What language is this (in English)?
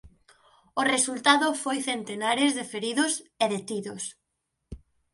Galician